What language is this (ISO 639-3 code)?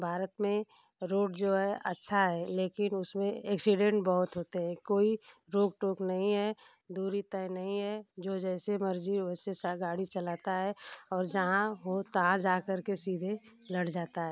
hin